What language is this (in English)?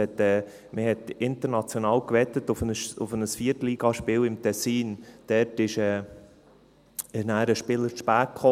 Swiss German